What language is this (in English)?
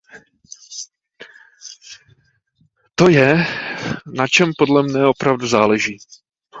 Czech